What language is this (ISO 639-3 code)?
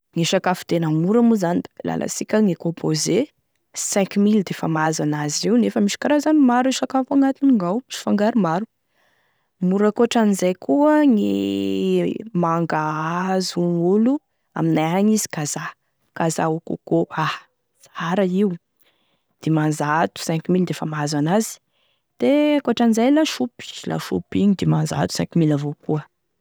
tkg